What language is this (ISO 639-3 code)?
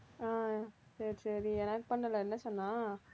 tam